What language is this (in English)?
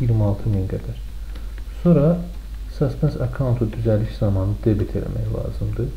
Turkish